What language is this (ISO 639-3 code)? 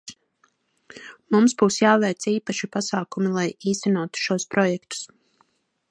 lav